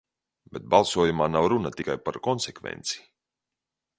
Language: Latvian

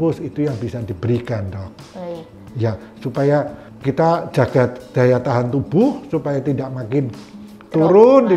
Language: Indonesian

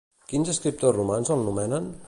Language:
Catalan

